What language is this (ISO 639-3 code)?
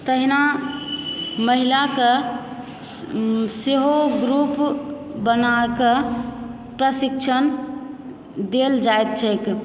mai